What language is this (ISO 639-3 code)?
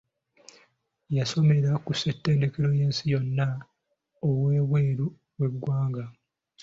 lug